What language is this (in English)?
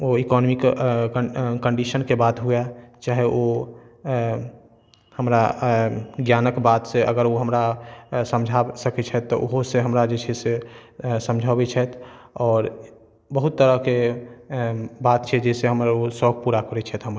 Maithili